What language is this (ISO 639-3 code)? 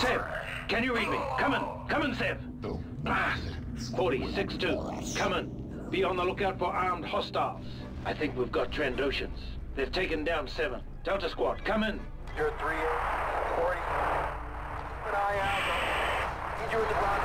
eng